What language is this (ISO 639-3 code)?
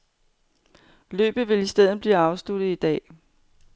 dan